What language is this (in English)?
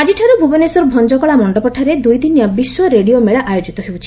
Odia